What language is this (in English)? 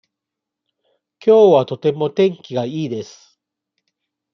Japanese